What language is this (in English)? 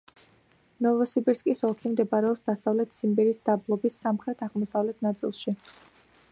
Georgian